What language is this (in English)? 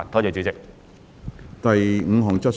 Cantonese